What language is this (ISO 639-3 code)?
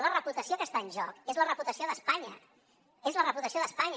cat